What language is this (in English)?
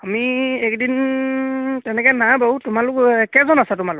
Assamese